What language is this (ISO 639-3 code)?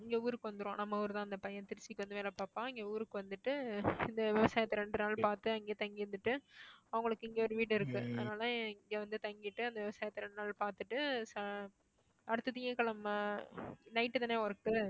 tam